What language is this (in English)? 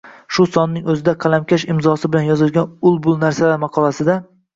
Uzbek